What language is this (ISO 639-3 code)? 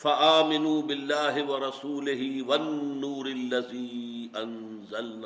urd